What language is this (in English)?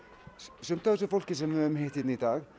Icelandic